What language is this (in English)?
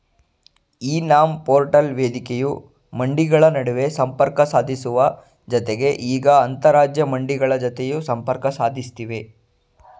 Kannada